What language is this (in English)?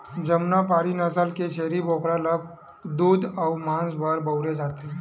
Chhattisgarhi